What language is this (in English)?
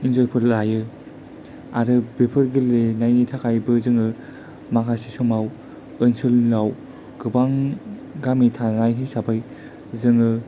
Bodo